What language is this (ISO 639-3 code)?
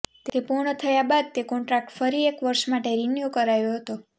guj